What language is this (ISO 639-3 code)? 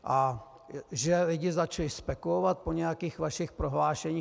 ces